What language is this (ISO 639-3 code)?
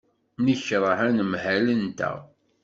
kab